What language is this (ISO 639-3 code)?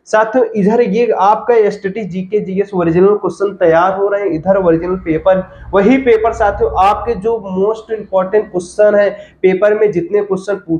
hin